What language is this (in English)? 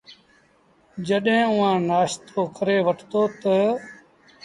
Sindhi Bhil